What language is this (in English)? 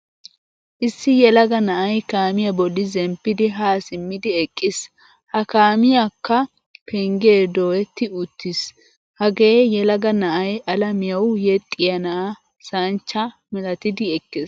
Wolaytta